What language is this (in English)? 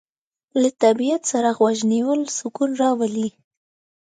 Pashto